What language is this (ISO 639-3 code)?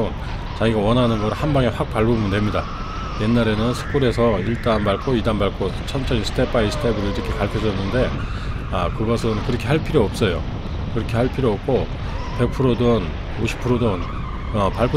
kor